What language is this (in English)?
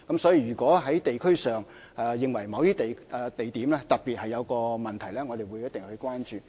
Cantonese